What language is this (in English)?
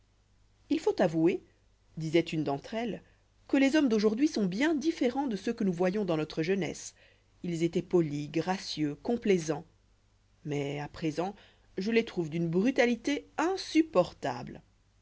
French